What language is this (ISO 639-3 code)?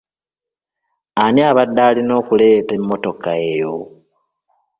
lug